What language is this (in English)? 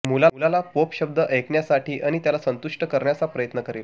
Marathi